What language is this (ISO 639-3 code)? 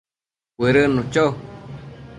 mcf